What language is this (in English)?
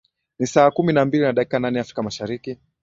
Swahili